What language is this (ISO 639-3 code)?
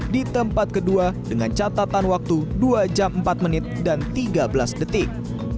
ind